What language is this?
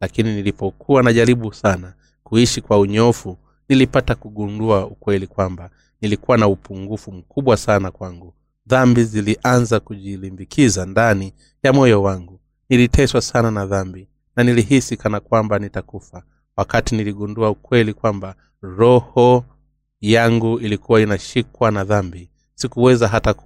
Swahili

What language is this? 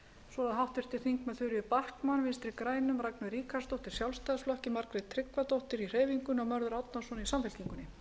Icelandic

